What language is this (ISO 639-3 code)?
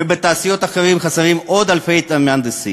heb